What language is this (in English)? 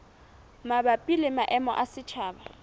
Southern Sotho